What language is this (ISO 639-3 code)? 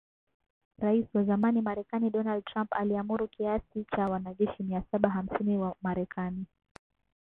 swa